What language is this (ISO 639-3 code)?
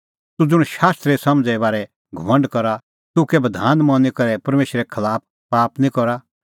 kfx